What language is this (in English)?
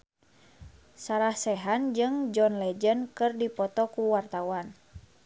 Sundanese